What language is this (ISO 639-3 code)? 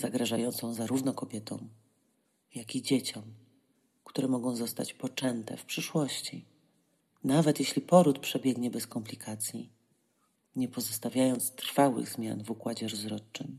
pol